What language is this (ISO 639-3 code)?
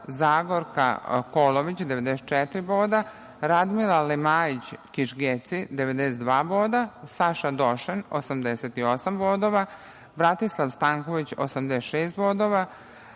srp